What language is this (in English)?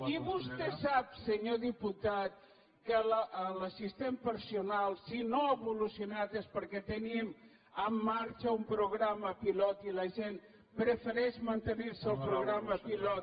Catalan